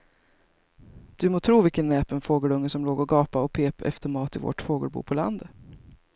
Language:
Swedish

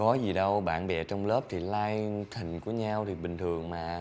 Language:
Vietnamese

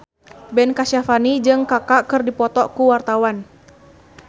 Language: Sundanese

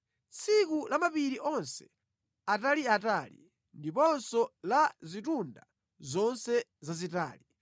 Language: Nyanja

